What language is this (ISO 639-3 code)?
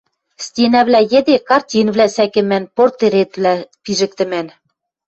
mrj